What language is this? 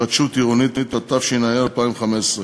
Hebrew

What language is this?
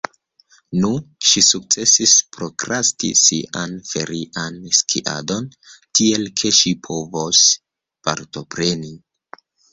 Esperanto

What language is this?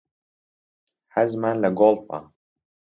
Central Kurdish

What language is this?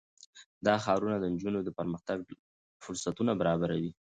Pashto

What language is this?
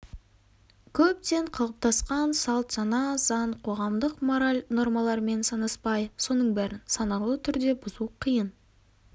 Kazakh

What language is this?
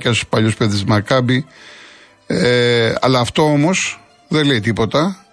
Greek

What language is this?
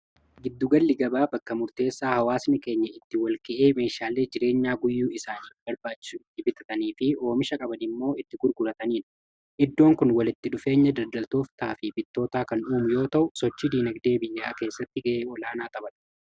Oromo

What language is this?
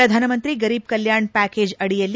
Kannada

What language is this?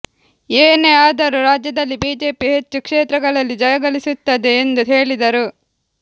Kannada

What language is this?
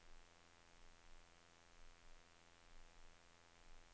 Norwegian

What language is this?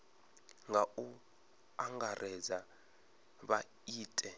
Venda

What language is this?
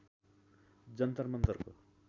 Nepali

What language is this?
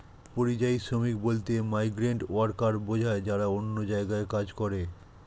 Bangla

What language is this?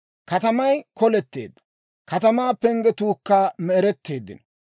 Dawro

